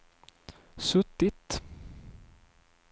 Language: Swedish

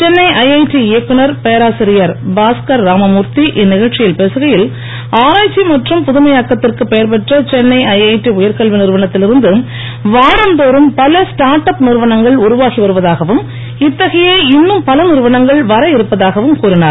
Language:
Tamil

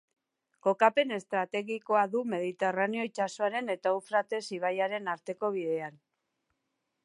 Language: Basque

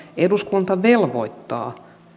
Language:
Finnish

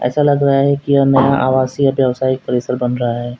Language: Hindi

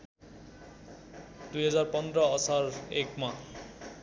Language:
Nepali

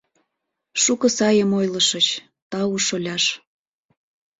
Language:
Mari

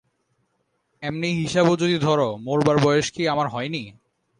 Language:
Bangla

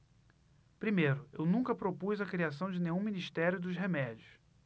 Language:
Portuguese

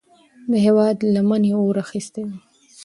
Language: Pashto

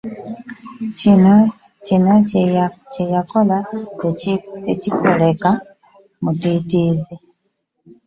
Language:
Ganda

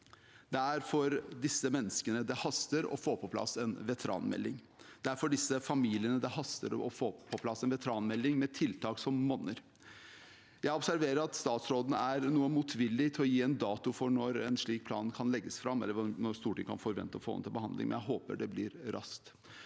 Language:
Norwegian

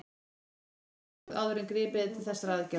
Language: Icelandic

